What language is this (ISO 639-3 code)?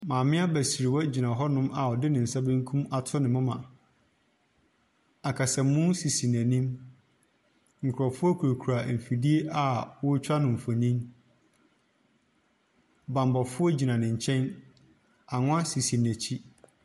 aka